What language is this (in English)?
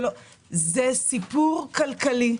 Hebrew